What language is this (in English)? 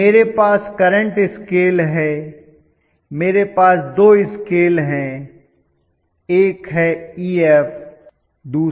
Hindi